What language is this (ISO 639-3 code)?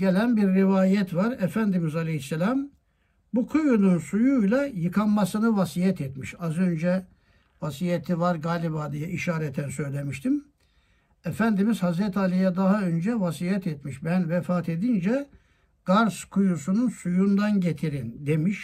tur